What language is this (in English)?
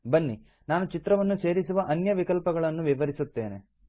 Kannada